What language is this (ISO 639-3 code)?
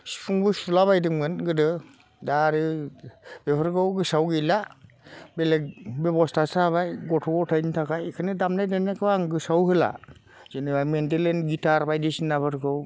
brx